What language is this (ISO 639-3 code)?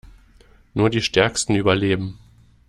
deu